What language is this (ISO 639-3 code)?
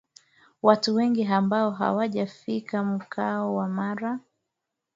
swa